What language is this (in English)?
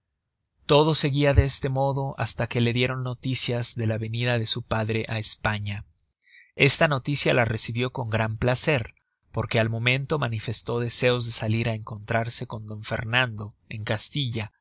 Spanish